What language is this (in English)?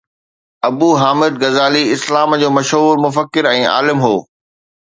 Sindhi